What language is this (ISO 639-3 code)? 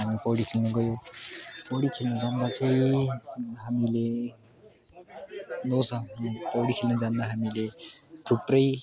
nep